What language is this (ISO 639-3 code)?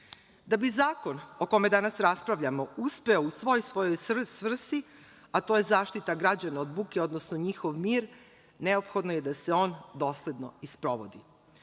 srp